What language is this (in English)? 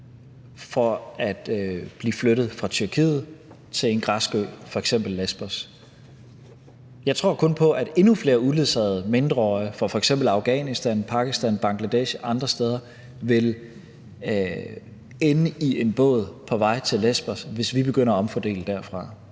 Danish